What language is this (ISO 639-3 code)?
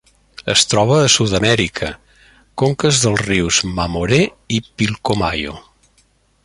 cat